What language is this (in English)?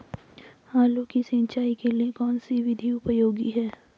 Hindi